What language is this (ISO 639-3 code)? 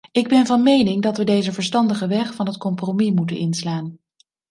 nld